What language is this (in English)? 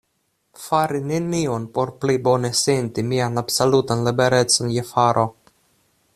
Esperanto